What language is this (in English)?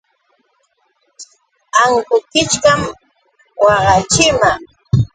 Yauyos Quechua